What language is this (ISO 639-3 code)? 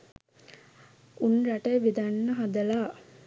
sin